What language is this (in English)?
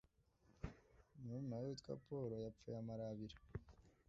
Kinyarwanda